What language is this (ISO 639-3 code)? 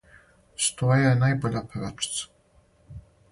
srp